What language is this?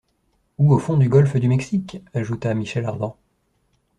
French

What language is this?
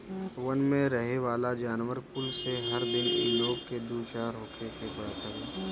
Bhojpuri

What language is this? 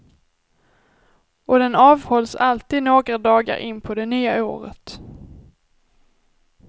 Swedish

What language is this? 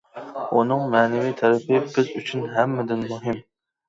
Uyghur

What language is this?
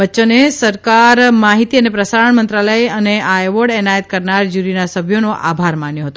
Gujarati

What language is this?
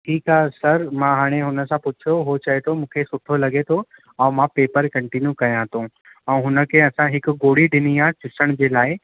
Sindhi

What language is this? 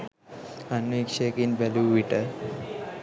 Sinhala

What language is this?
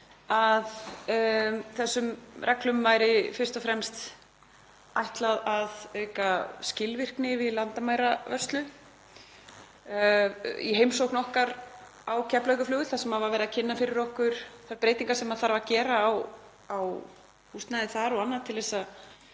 Icelandic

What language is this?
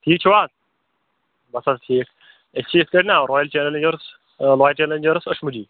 Kashmiri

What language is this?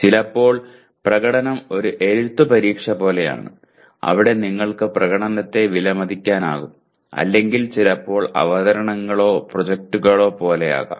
Malayalam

